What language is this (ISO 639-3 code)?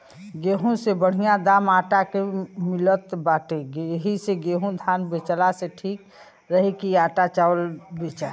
bho